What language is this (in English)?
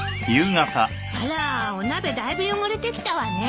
Japanese